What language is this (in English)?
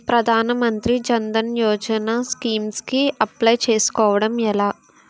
Telugu